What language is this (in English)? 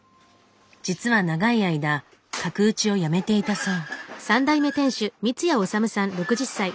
Japanese